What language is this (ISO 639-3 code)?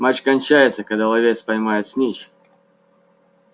rus